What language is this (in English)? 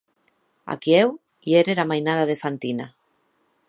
Occitan